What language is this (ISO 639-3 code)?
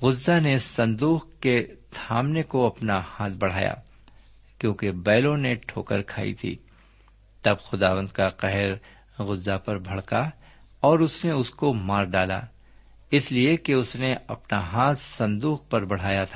urd